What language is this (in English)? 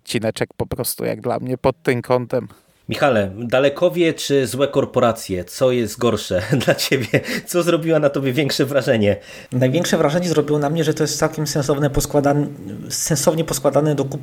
Polish